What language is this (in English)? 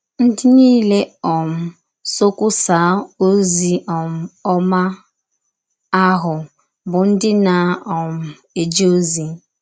Igbo